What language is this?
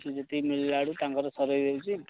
Odia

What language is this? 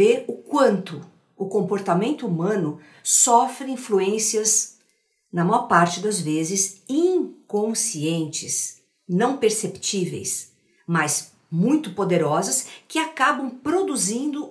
Portuguese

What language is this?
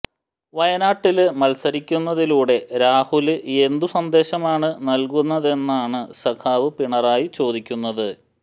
Malayalam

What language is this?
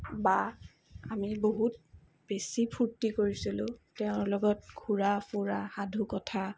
Assamese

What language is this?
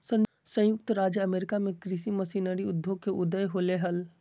Magahi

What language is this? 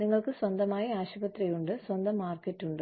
Malayalam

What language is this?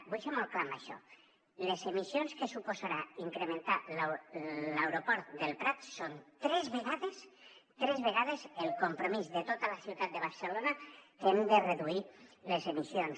Catalan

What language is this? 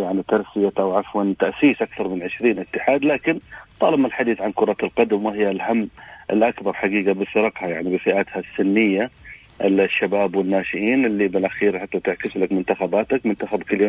Arabic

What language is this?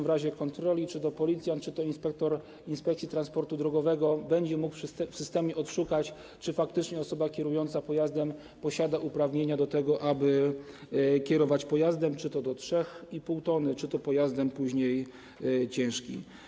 Polish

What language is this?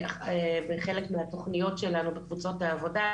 Hebrew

